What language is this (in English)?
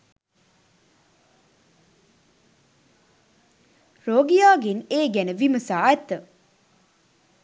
Sinhala